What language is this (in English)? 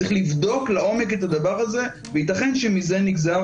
Hebrew